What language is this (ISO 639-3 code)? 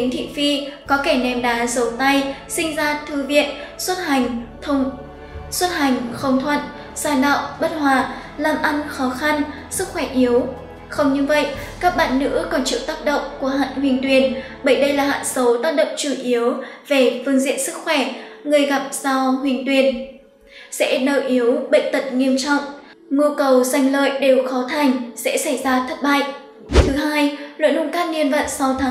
vie